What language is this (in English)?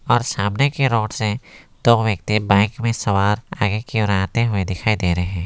Hindi